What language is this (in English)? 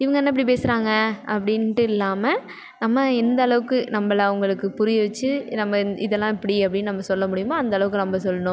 Tamil